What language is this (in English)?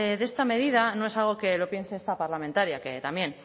Spanish